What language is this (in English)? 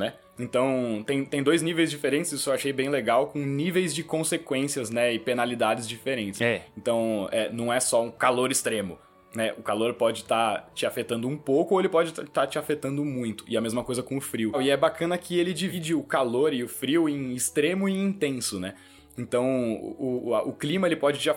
Portuguese